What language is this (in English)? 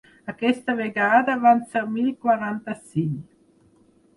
Catalan